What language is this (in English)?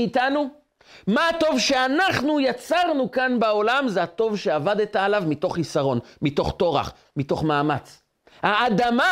Hebrew